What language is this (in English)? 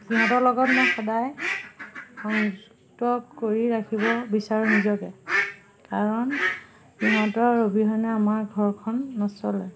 Assamese